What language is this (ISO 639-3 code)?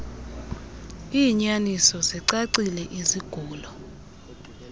xho